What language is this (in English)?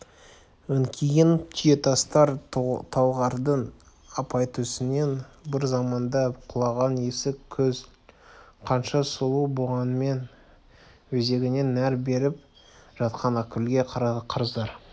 Kazakh